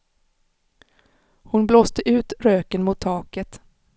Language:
Swedish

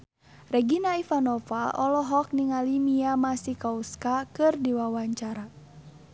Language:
Sundanese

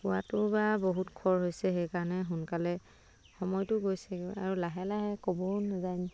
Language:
Assamese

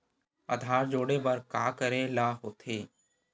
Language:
Chhattisgarhi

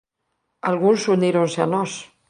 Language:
Galician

